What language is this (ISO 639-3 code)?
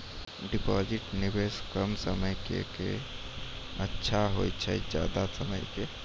mai